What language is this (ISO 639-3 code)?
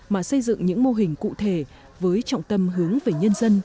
vie